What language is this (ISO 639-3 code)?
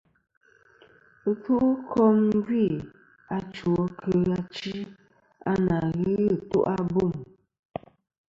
bkm